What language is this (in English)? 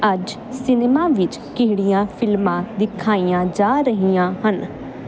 Punjabi